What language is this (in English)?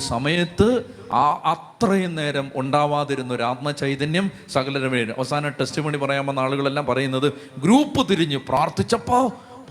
Malayalam